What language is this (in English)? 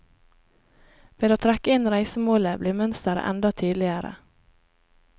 Norwegian